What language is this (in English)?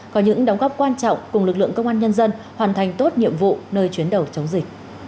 Vietnamese